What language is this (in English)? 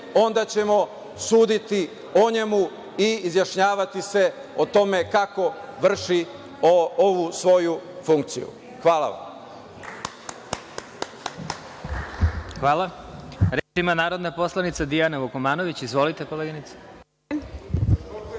Serbian